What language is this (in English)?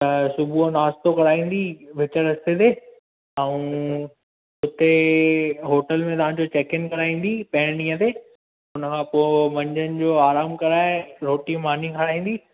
Sindhi